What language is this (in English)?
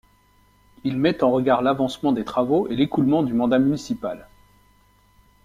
French